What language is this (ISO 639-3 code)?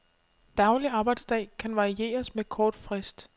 dan